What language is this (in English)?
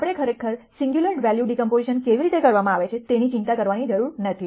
Gujarati